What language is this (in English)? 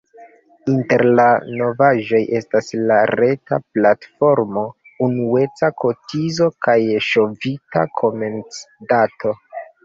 Esperanto